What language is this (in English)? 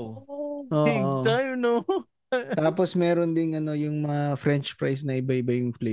Filipino